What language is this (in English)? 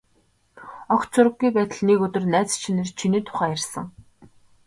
Mongolian